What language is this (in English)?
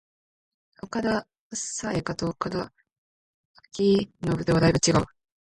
Japanese